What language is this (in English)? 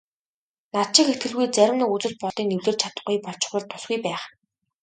Mongolian